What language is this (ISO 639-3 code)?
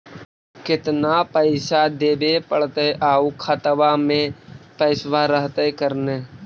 mag